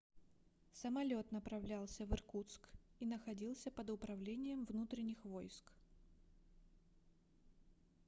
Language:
Russian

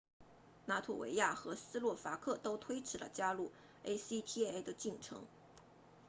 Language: Chinese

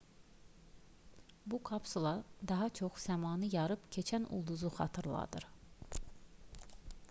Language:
Azerbaijani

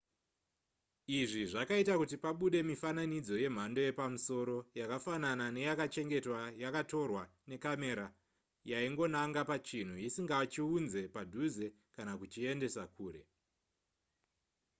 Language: Shona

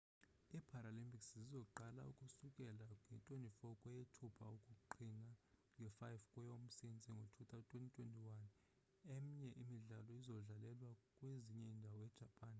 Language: Xhosa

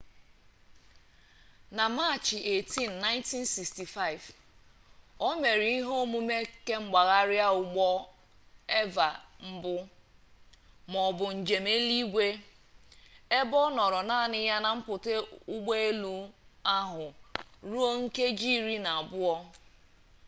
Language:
Igbo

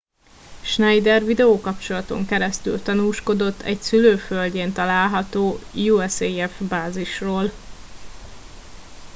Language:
Hungarian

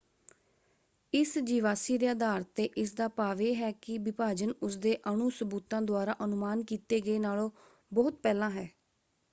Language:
Punjabi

